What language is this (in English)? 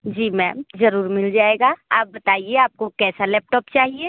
Hindi